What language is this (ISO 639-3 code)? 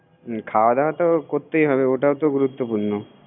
ben